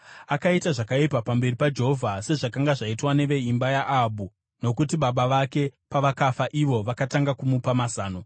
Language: Shona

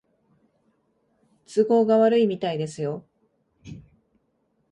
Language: Japanese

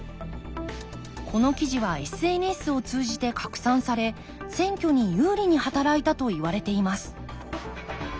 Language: Japanese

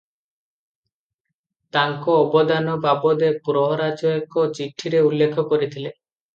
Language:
Odia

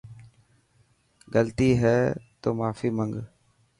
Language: Dhatki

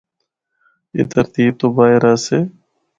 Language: Northern Hindko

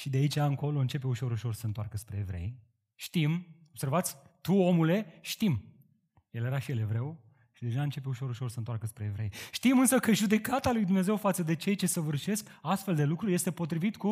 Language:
Romanian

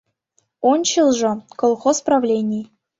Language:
Mari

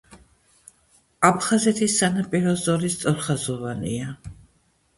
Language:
Georgian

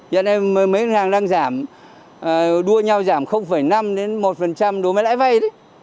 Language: Vietnamese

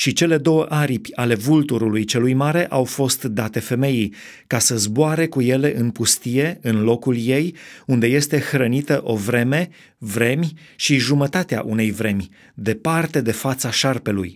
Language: Romanian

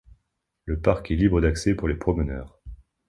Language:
French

